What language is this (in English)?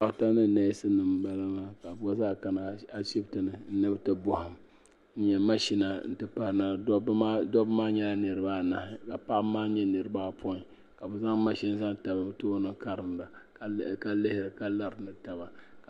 Dagbani